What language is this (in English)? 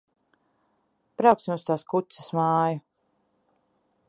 Latvian